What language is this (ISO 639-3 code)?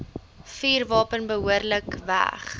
afr